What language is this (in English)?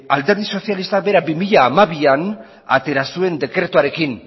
Basque